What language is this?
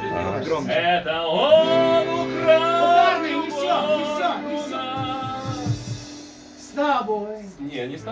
Russian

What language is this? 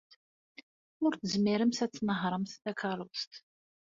Kabyle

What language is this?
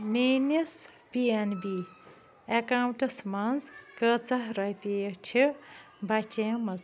Kashmiri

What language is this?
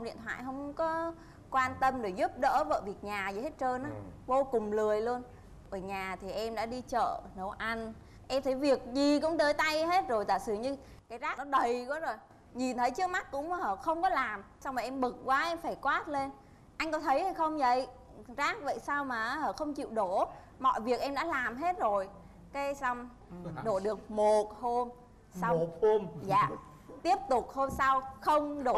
Vietnamese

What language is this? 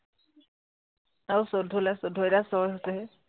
Assamese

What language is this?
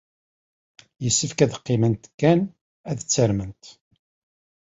Kabyle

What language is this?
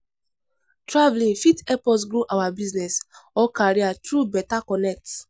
Nigerian Pidgin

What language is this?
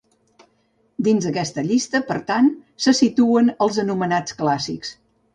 Catalan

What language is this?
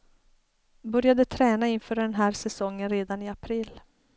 Swedish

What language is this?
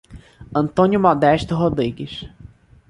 Portuguese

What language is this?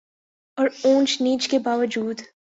Urdu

